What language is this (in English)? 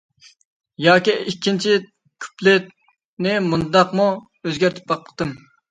Uyghur